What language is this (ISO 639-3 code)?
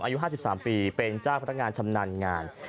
tha